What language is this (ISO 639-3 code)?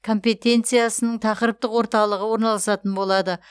kaz